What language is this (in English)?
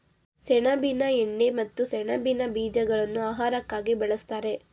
Kannada